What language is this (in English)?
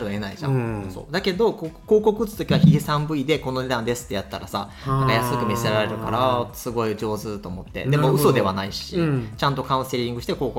Japanese